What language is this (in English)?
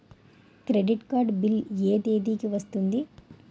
Telugu